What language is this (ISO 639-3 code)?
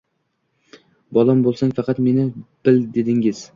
uzb